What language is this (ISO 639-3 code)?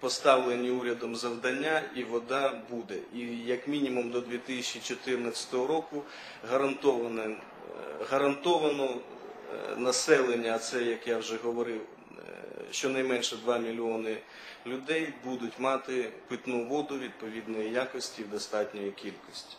ukr